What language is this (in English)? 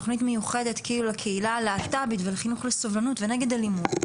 Hebrew